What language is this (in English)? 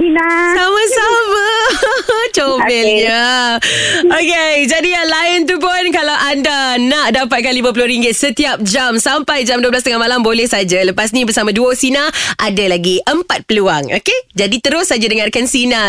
Malay